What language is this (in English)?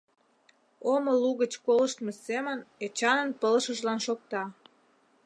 Mari